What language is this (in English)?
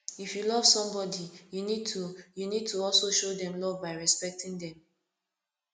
Nigerian Pidgin